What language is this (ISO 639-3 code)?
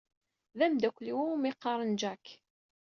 kab